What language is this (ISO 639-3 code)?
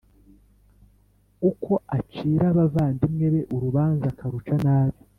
kin